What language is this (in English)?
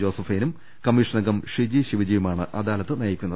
Malayalam